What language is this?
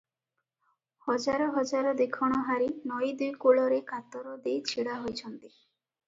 Odia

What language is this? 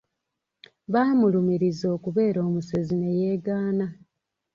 Ganda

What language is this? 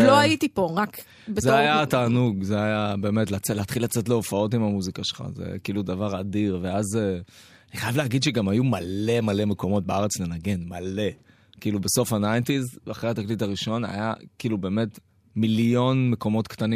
Hebrew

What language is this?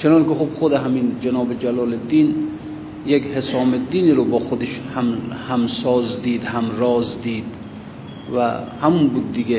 Persian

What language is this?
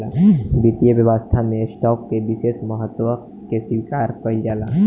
Bhojpuri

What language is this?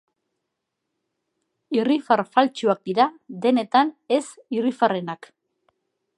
Basque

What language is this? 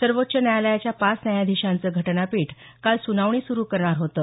Marathi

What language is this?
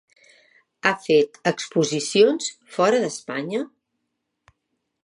Catalan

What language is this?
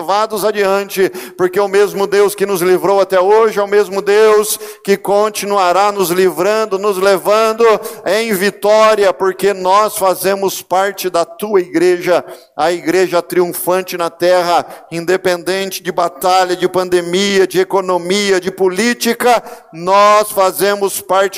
Portuguese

